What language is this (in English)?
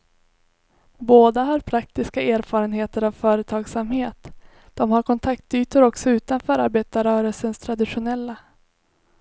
Swedish